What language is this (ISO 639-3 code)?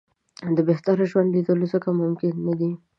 pus